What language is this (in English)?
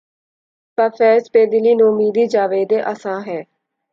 Urdu